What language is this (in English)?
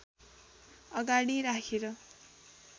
Nepali